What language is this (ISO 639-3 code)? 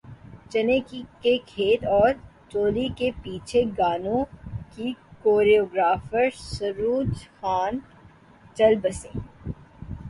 urd